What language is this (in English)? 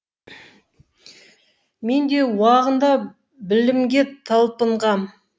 Kazakh